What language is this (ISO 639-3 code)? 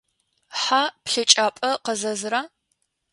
ady